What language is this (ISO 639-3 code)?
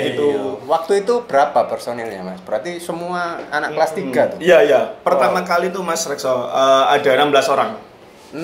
ind